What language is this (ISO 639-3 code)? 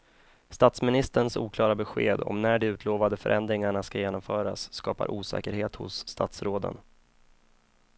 swe